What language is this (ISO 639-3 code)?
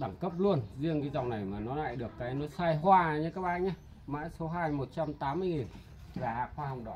vie